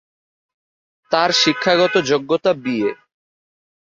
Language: Bangla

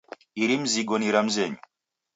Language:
Taita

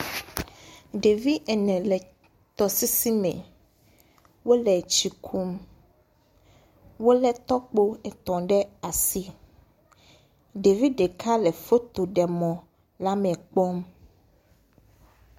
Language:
Ewe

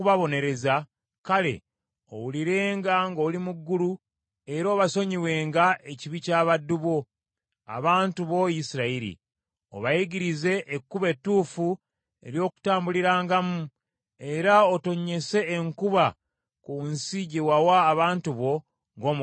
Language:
Ganda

